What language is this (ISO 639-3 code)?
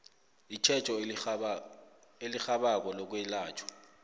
nbl